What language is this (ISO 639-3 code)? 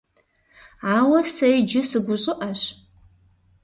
kbd